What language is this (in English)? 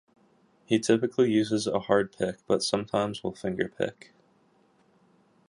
English